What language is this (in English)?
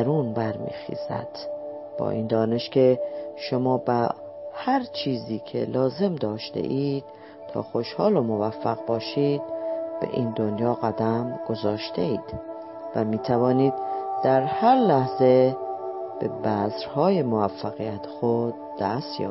Persian